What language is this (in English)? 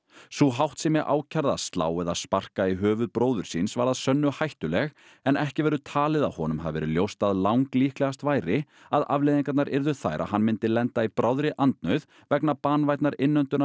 Icelandic